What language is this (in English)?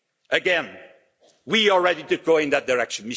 English